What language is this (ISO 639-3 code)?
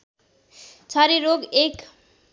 nep